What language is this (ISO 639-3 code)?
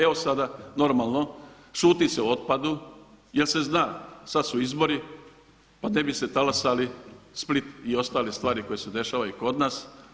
hrv